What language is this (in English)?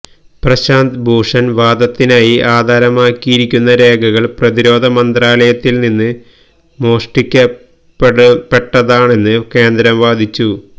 Malayalam